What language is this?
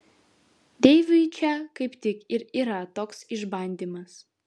Lithuanian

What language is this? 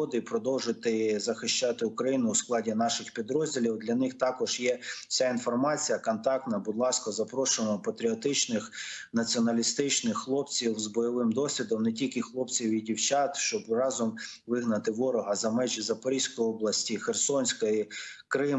Ukrainian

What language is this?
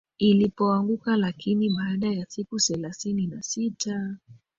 Swahili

